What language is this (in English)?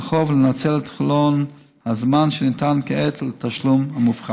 Hebrew